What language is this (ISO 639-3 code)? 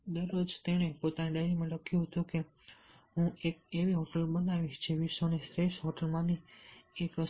guj